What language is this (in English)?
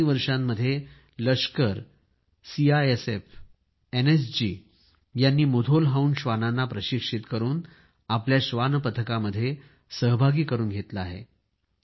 Marathi